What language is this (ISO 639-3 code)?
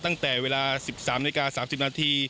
tha